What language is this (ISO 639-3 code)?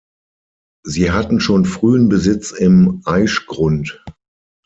deu